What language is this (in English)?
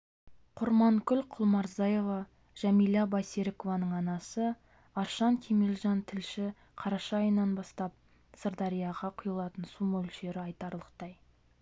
Kazakh